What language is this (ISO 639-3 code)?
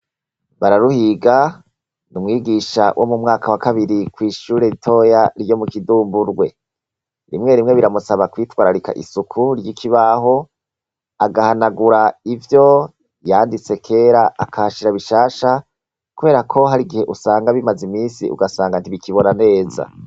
run